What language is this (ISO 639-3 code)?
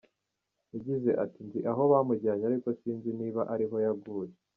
kin